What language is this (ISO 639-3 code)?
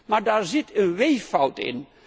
nld